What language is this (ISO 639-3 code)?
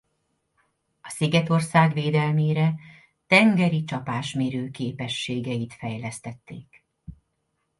hun